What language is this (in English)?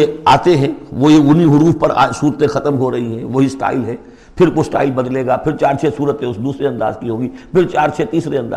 Urdu